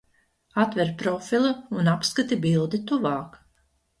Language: Latvian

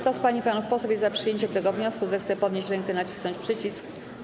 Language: Polish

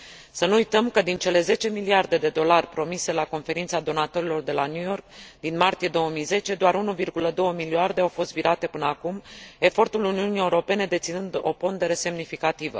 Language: Romanian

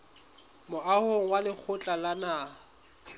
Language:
Southern Sotho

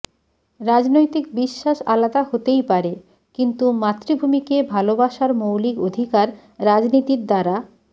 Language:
Bangla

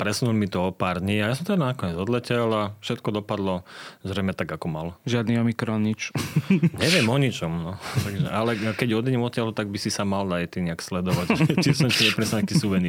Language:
Slovak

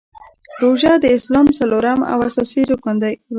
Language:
Pashto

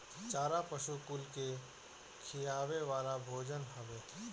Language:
Bhojpuri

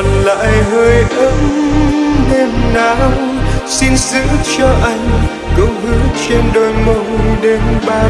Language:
Vietnamese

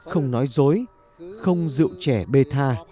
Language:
Vietnamese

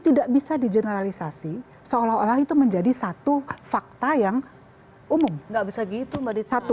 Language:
Indonesian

